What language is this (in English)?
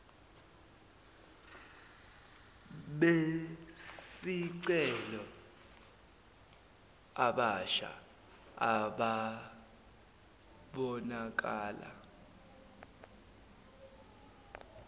Zulu